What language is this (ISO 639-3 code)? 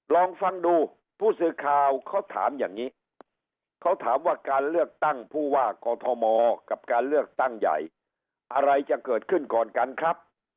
tha